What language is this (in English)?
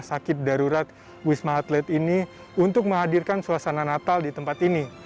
Indonesian